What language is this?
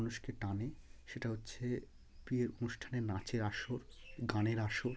Bangla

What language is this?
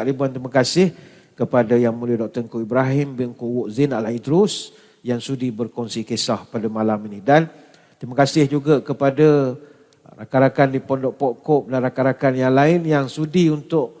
Malay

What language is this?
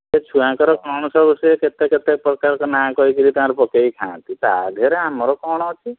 Odia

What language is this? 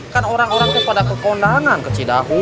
Indonesian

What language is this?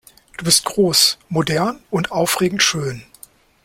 German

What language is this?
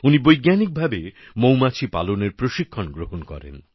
Bangla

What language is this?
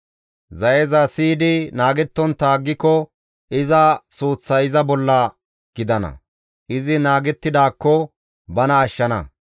Gamo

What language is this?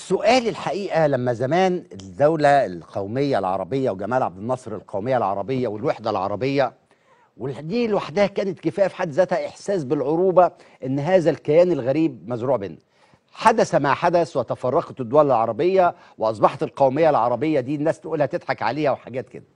Arabic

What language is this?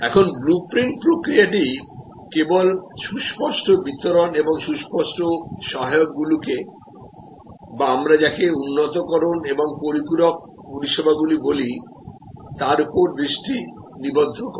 Bangla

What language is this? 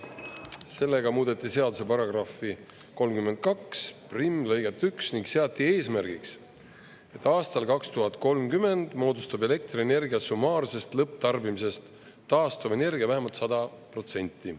Estonian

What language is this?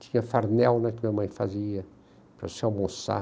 Portuguese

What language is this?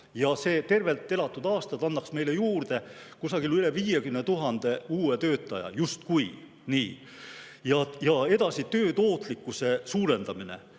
Estonian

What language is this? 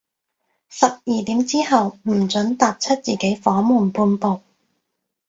Cantonese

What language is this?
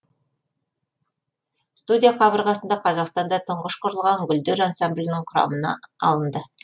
Kazakh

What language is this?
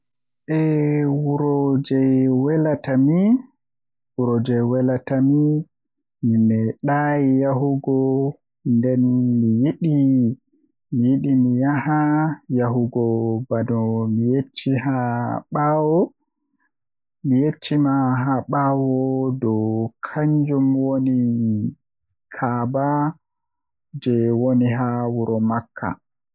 Western Niger Fulfulde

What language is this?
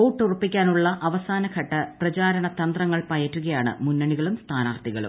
Malayalam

